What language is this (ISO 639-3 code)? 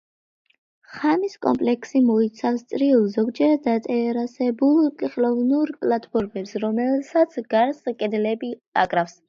kat